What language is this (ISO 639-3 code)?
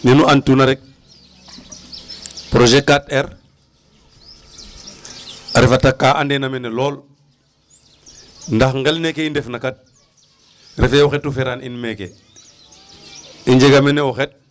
srr